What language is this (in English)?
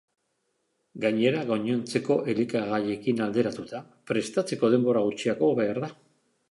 Basque